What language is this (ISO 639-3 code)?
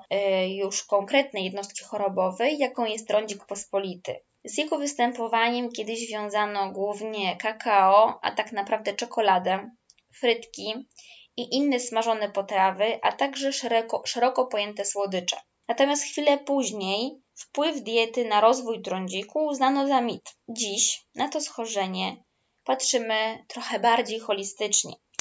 pol